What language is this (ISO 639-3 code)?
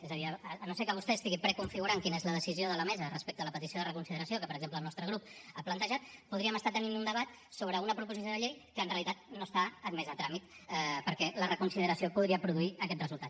cat